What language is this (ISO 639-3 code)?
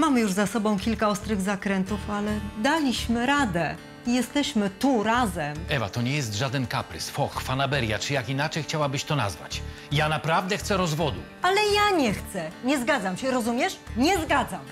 pol